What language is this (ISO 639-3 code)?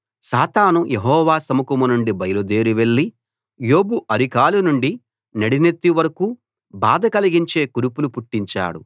tel